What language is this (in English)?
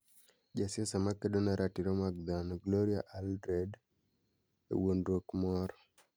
Luo (Kenya and Tanzania)